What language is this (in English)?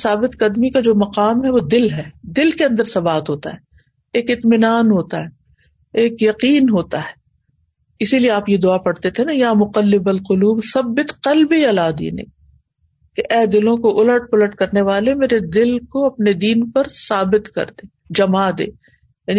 Urdu